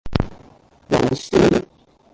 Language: Cantonese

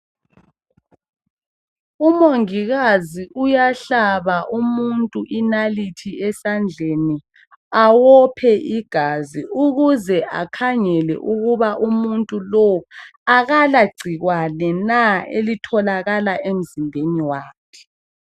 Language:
North Ndebele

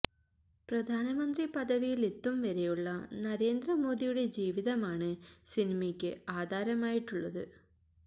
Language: Malayalam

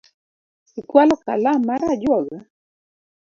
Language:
Luo (Kenya and Tanzania)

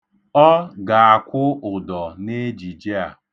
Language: Igbo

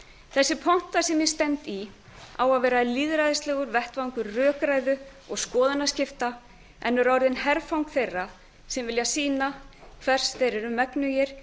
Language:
Icelandic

